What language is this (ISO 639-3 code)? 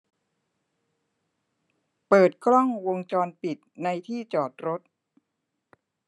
tha